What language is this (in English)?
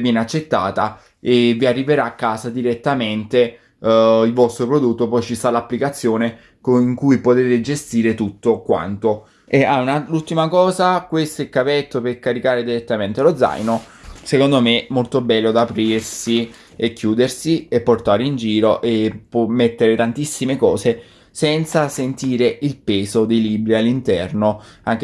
Italian